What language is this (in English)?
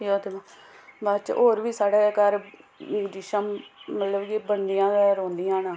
Dogri